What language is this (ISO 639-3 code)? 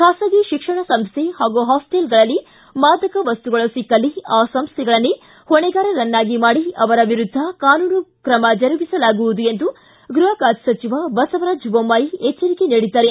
kan